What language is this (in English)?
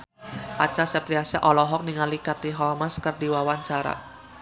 Sundanese